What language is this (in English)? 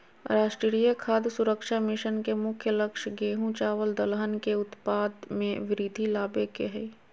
Magahi